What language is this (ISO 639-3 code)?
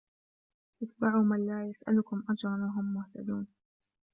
ara